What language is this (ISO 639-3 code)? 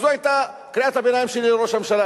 heb